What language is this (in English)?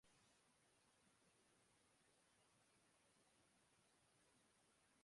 Bangla